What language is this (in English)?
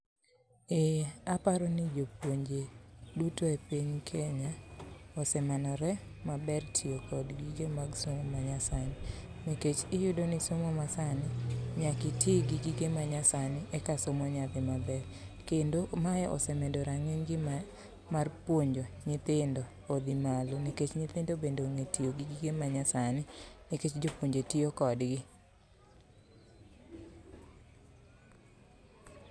Luo (Kenya and Tanzania)